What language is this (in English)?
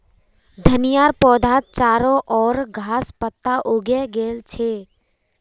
Magahi